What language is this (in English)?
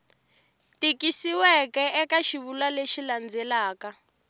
Tsonga